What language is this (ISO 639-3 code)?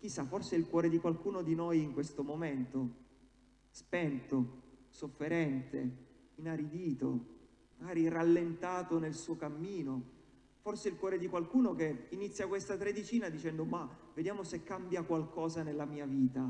ita